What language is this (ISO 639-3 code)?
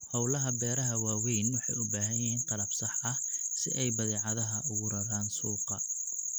som